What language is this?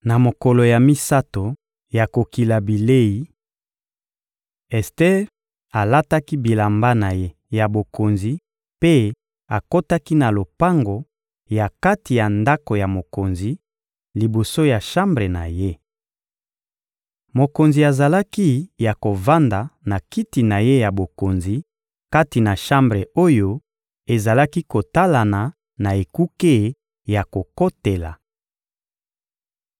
Lingala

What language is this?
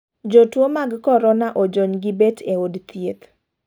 Luo (Kenya and Tanzania)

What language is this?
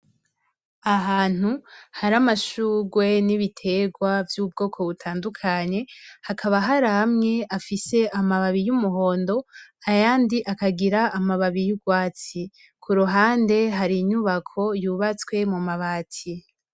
Rundi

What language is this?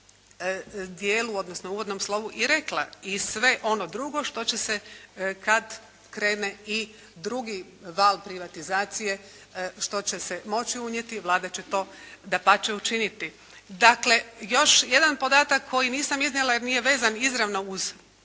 Croatian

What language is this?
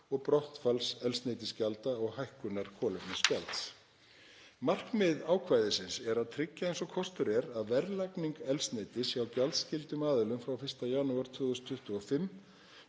Icelandic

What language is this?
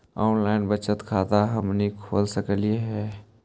Magahi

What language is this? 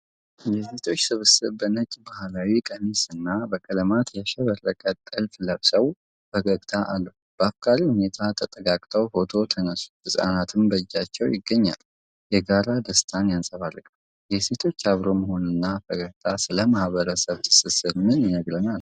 Amharic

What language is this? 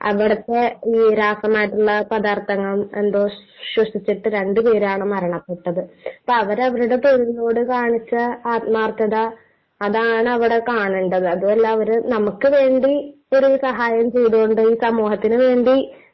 Malayalam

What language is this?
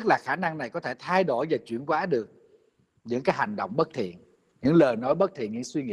Vietnamese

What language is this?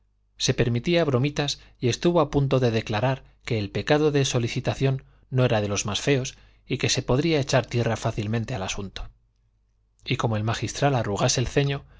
Spanish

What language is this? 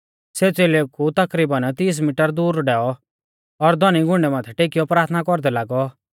Mahasu Pahari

